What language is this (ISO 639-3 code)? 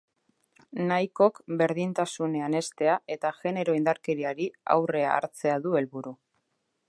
eus